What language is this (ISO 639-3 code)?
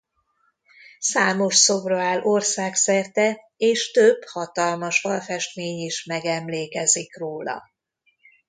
hun